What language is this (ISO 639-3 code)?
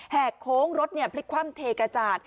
tha